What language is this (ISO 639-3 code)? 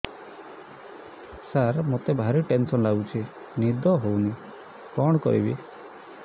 ori